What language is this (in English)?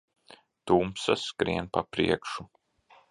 Latvian